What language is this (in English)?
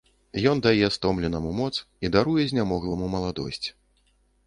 Belarusian